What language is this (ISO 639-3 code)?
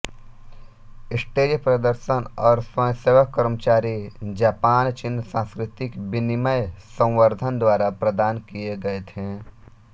hin